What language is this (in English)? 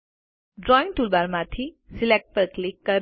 Gujarati